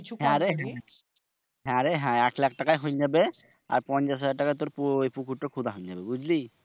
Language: Bangla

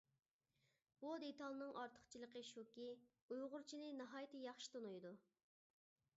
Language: Uyghur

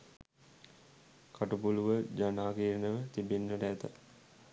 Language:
Sinhala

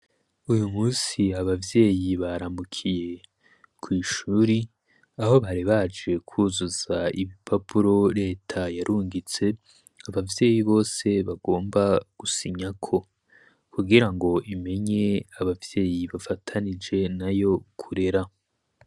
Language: Rundi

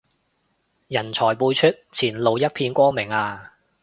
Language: Cantonese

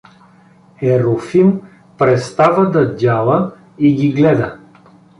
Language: Bulgarian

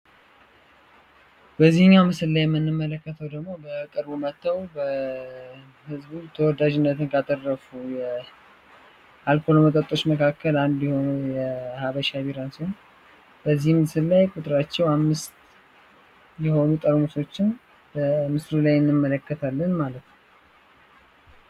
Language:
Amharic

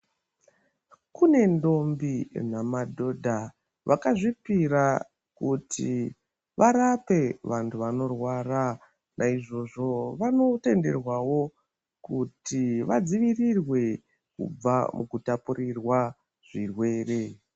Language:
Ndau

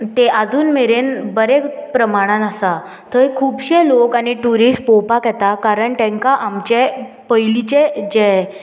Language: Konkani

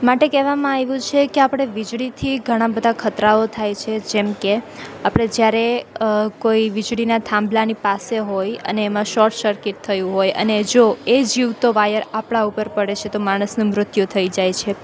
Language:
Gujarati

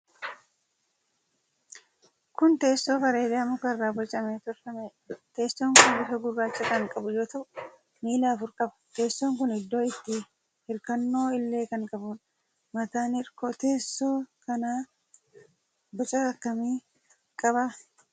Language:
Oromo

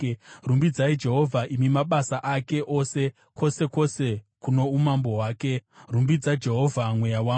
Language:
Shona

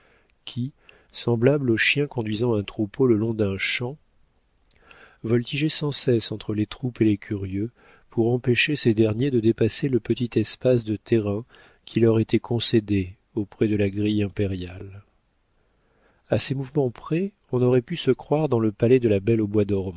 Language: French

